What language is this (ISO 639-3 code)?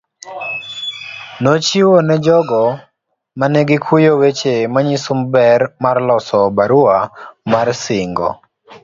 luo